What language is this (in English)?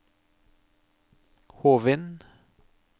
Norwegian